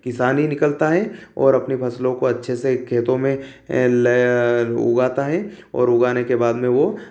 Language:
Hindi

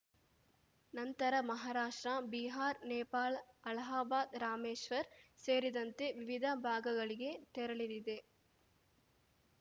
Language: Kannada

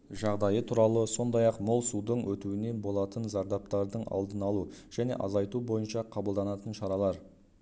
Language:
Kazakh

